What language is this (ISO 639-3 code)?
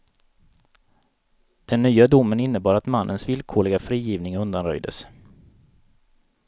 swe